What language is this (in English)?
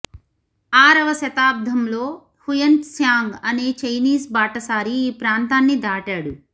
Telugu